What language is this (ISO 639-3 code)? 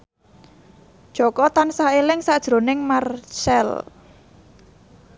jav